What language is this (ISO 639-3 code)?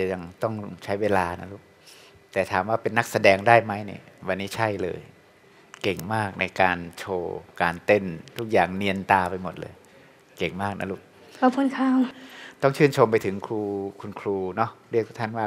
tha